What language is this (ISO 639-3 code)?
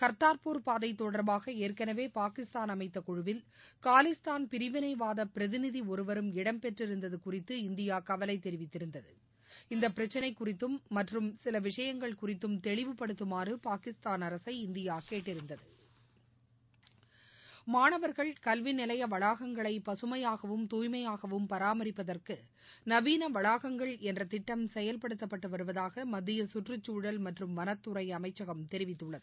tam